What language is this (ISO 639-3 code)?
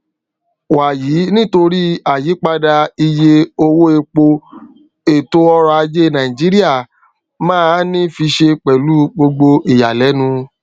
yor